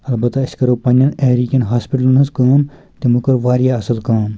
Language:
Kashmiri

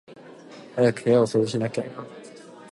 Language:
Japanese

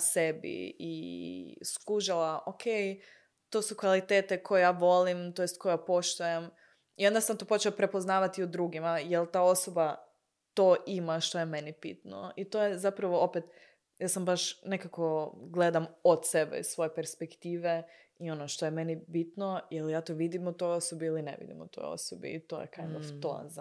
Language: Croatian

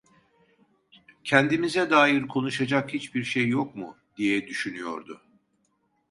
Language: Turkish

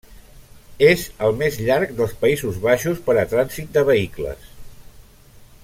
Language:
Catalan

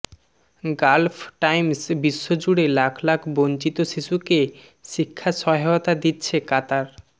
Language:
Bangla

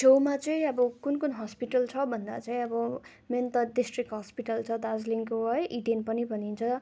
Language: Nepali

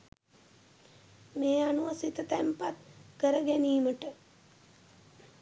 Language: Sinhala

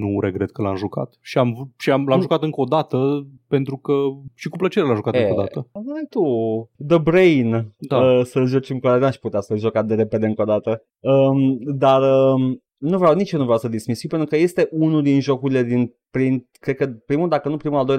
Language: Romanian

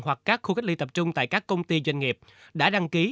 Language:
Vietnamese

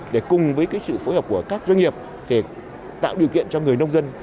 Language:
Vietnamese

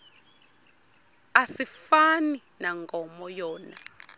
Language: Xhosa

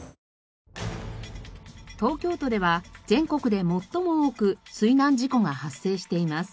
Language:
Japanese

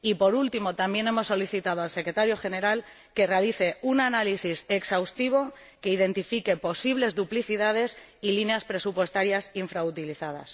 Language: Spanish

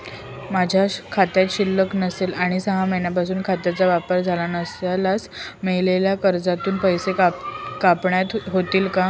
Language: Marathi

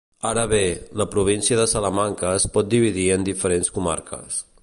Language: Catalan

